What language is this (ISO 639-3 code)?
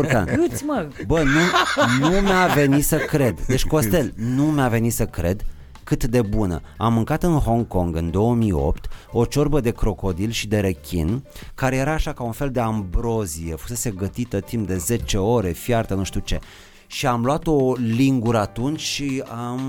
ron